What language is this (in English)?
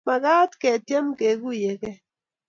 Kalenjin